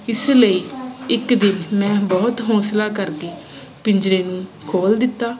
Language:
Punjabi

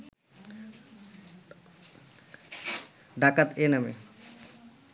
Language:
Bangla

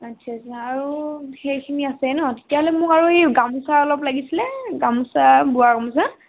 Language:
Assamese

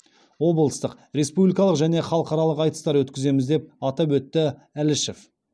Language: Kazakh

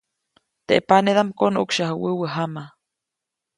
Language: Copainalá Zoque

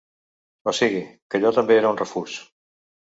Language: Catalan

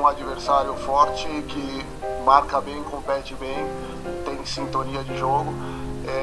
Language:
Portuguese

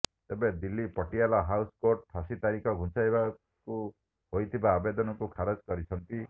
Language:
Odia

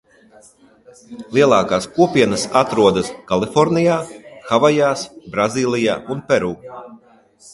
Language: Latvian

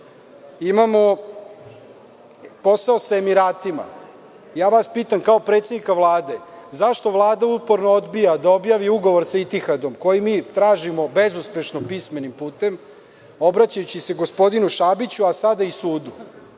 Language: Serbian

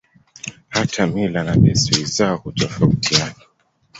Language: Swahili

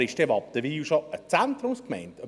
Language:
Swiss German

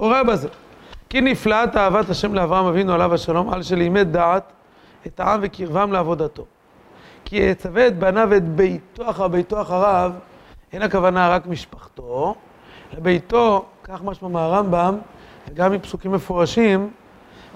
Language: Hebrew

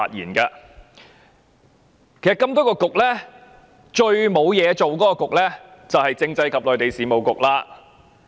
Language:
Cantonese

